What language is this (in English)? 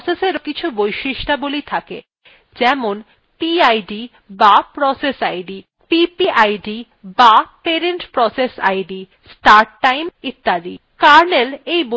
Bangla